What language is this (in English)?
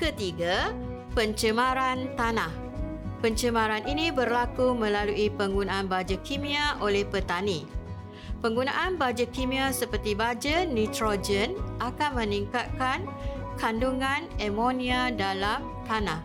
Malay